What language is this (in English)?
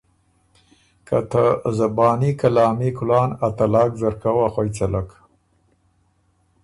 Ormuri